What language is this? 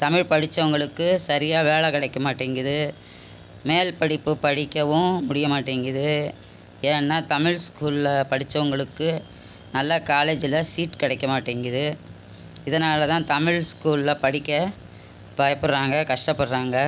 Tamil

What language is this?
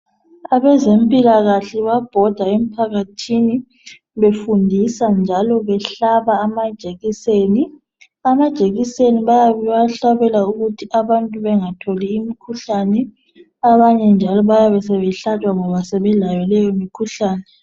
North Ndebele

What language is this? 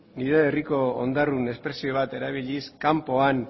Basque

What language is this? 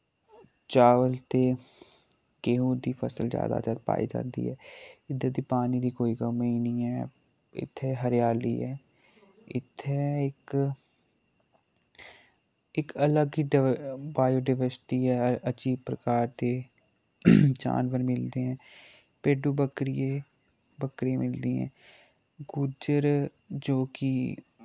Dogri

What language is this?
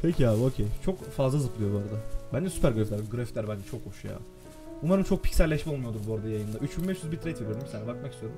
Turkish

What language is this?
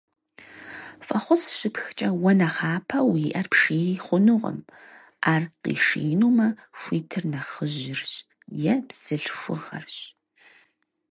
Kabardian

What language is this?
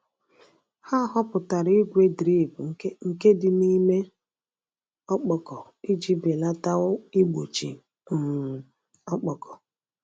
Igbo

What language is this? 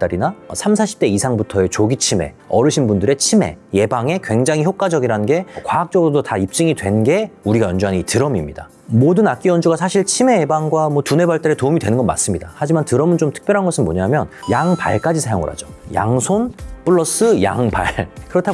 Korean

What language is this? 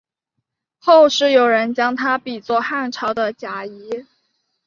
Chinese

